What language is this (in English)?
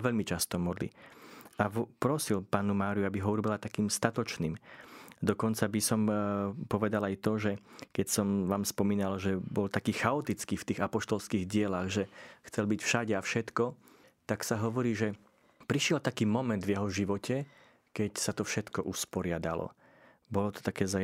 Slovak